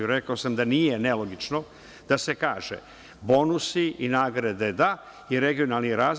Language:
Serbian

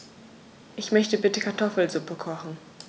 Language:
German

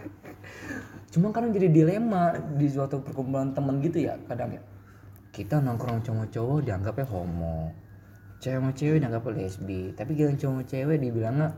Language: Indonesian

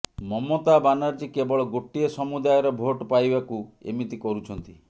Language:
Odia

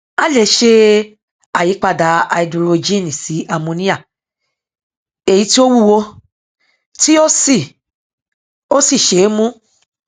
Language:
Yoruba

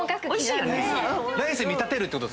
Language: Japanese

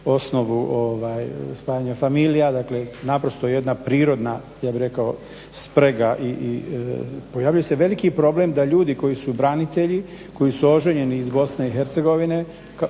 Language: Croatian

